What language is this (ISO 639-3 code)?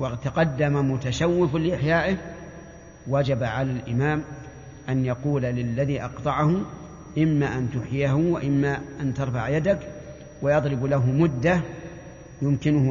ara